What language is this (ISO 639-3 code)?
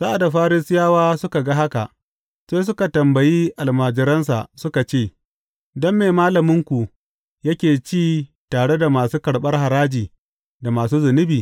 hau